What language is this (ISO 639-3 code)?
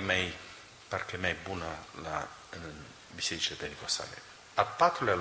ron